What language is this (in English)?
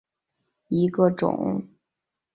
Chinese